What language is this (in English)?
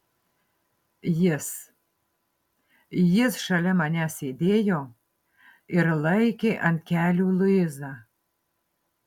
Lithuanian